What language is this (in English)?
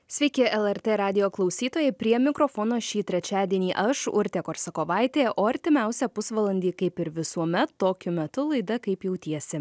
Lithuanian